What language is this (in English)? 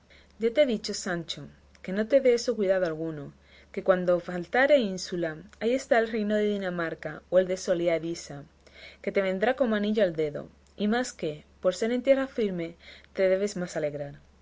Spanish